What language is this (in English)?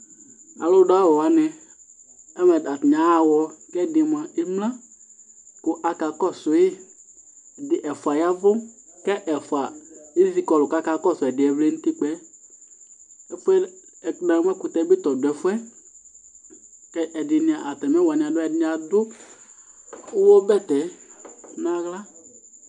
Ikposo